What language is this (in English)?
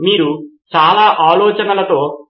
Telugu